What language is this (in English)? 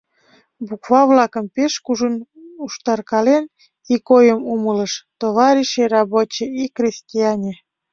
Mari